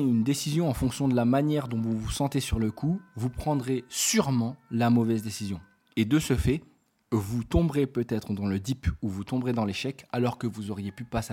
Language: French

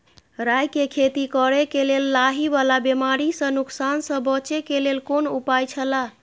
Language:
Maithili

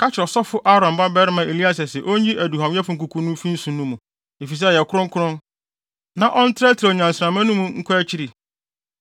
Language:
Akan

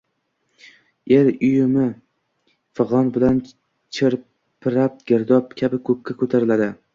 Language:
Uzbek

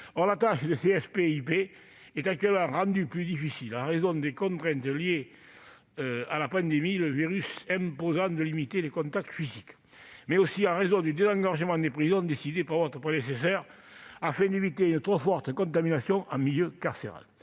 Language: French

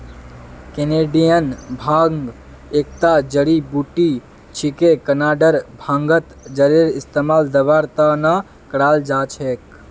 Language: Magahi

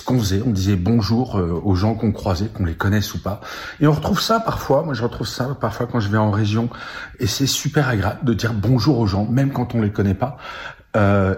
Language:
French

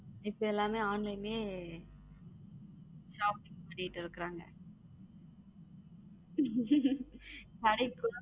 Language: Tamil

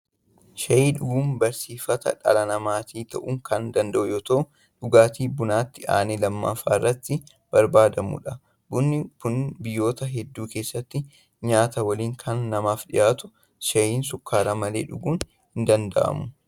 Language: Oromo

